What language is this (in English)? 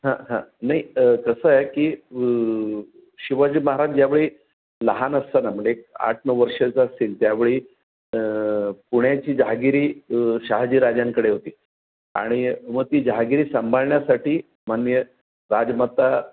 Marathi